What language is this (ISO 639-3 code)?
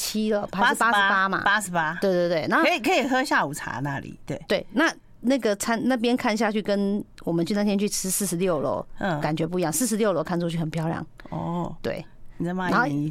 zho